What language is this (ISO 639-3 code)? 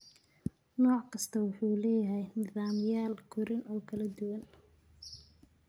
som